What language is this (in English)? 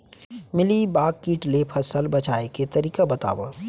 Chhattisgarhi